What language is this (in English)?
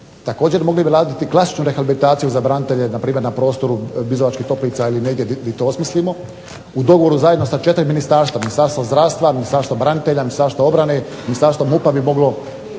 Croatian